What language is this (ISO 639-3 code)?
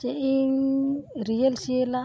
sat